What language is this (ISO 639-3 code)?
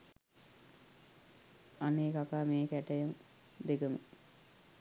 sin